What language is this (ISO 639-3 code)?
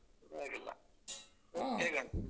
kan